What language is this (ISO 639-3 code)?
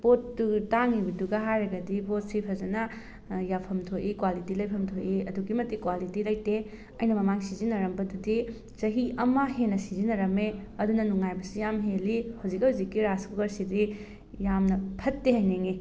mni